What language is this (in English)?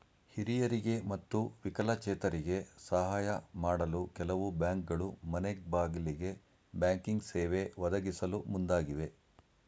Kannada